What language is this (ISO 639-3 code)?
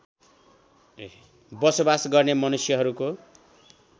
nep